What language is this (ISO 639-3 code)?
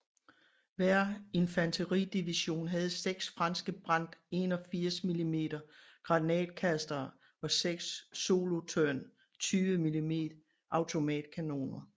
dan